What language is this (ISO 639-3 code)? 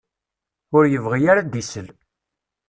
kab